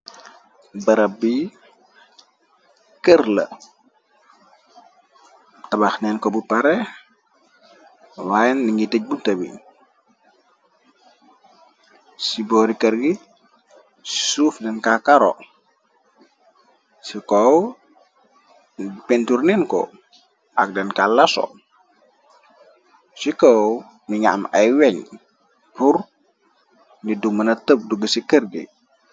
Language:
Wolof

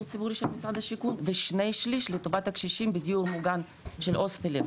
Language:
Hebrew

